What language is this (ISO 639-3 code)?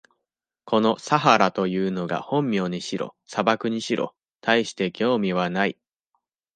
jpn